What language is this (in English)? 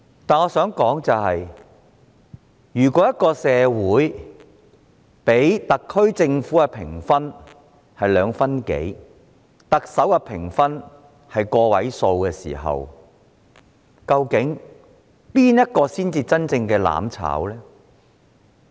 Cantonese